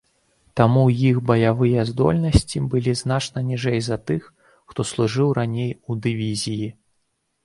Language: Belarusian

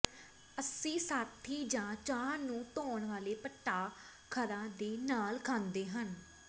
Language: Punjabi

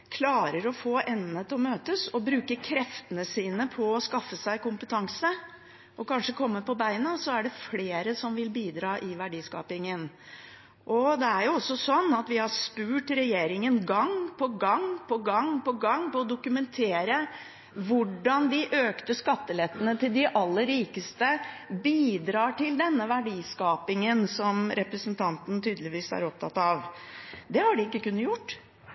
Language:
Norwegian Bokmål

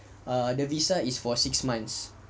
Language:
English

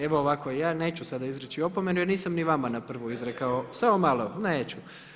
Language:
Croatian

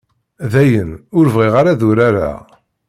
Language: Kabyle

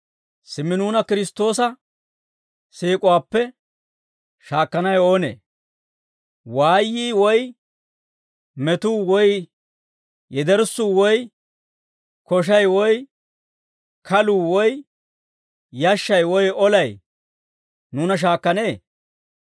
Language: Dawro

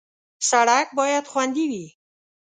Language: Pashto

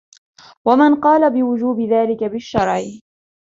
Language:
Arabic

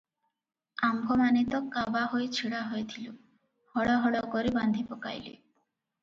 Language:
Odia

